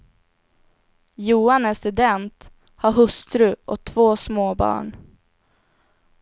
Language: Swedish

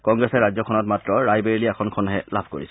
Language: Assamese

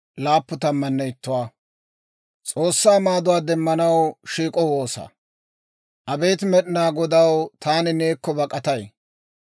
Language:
Dawro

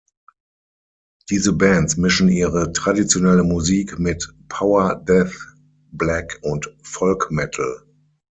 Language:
German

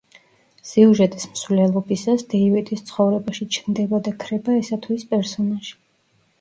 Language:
Georgian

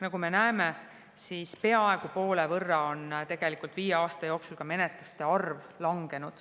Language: Estonian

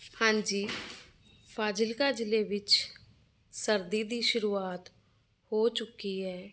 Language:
Punjabi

